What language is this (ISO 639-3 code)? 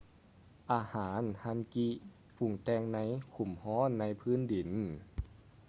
lao